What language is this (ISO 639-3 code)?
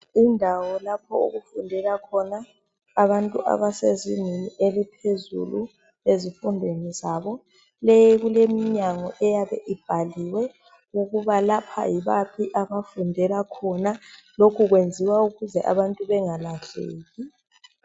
nde